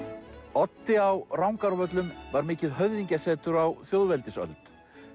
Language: Icelandic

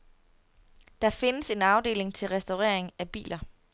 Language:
Danish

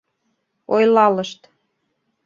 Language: Mari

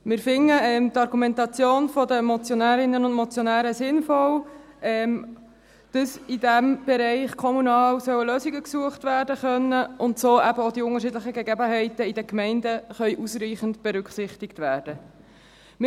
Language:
Swiss German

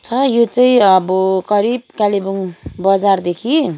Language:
Nepali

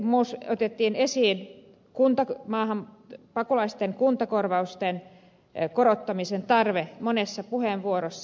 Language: Finnish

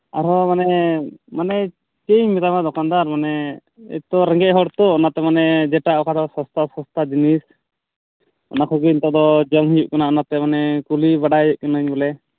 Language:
Santali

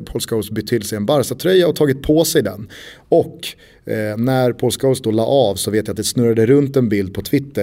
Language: Swedish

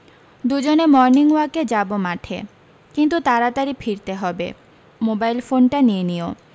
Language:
Bangla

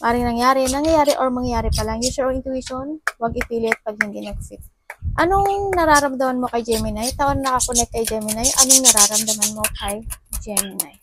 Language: Filipino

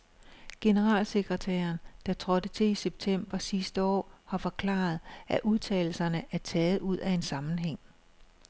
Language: Danish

